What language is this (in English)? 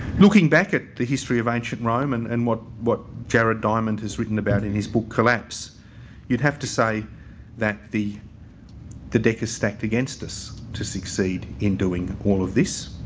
English